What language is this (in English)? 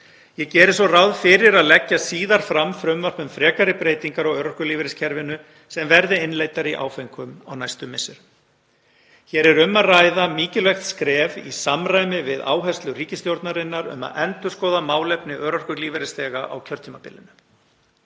Icelandic